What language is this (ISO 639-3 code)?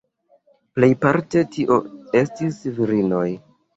epo